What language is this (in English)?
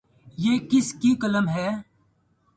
Urdu